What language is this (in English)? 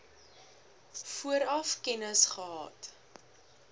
Afrikaans